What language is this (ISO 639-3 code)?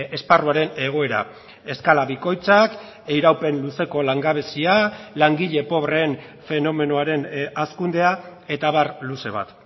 eus